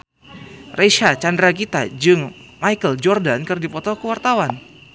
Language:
Sundanese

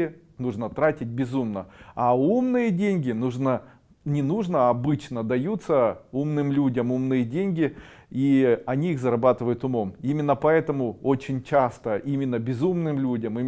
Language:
Russian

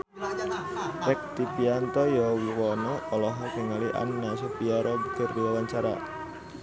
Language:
Sundanese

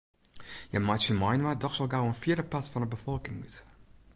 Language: Western Frisian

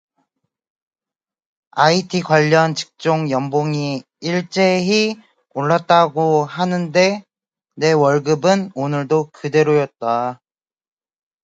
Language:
Korean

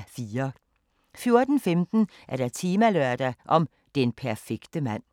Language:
Danish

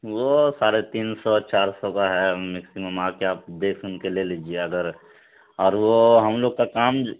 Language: Urdu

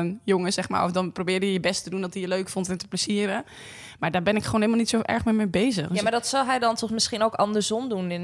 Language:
Dutch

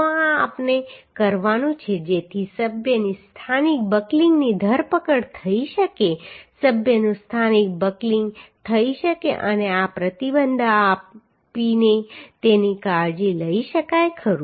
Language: Gujarati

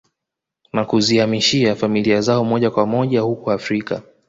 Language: Swahili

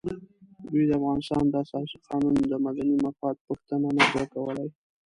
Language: Pashto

